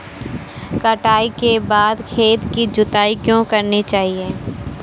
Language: Hindi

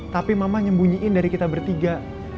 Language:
Indonesian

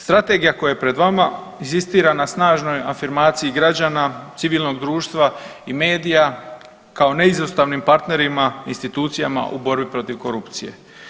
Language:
Croatian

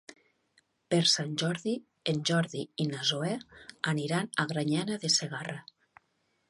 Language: Catalan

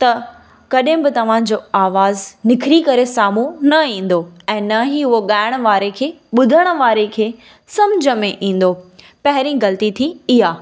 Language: Sindhi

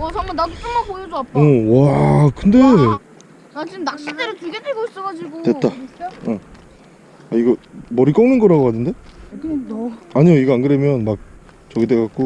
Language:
Korean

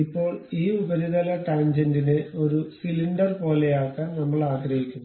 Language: Malayalam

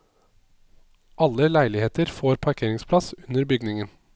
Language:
Norwegian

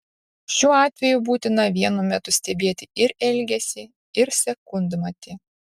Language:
Lithuanian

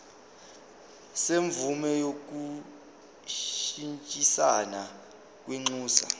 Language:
Zulu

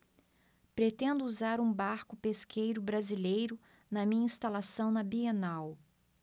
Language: Portuguese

